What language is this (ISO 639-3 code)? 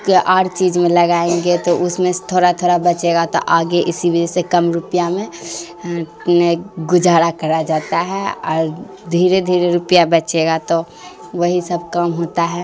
urd